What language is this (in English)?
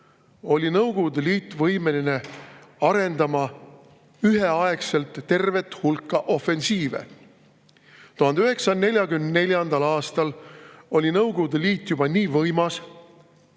Estonian